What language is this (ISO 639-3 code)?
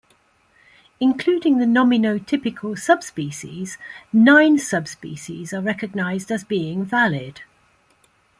eng